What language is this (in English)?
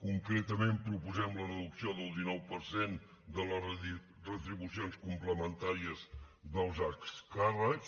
Catalan